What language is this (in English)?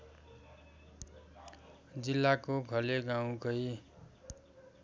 Nepali